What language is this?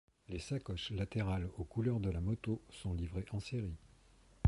French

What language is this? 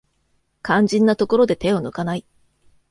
Japanese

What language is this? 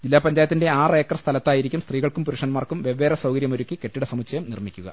Malayalam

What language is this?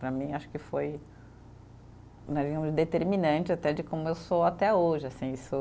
Portuguese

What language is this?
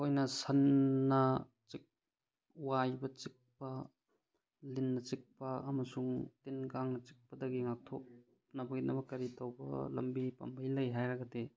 Manipuri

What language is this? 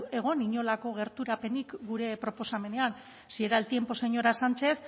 Basque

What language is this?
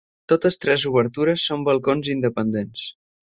Catalan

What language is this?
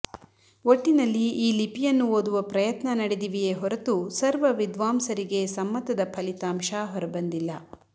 Kannada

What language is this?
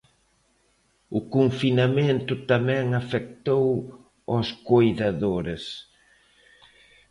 Galician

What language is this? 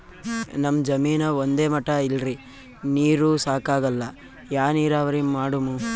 Kannada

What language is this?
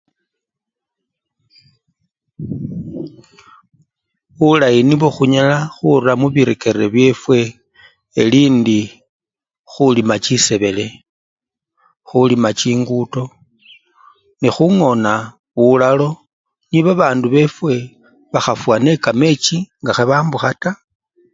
Luyia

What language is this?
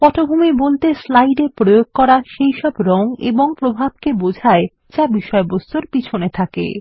Bangla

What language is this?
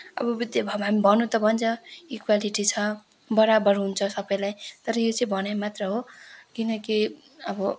Nepali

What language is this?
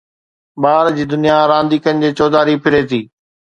Sindhi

